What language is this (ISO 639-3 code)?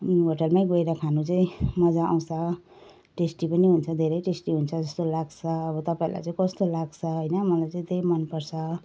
nep